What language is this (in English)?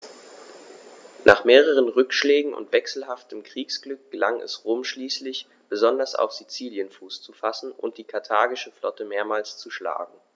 German